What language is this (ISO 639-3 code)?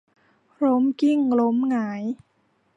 tha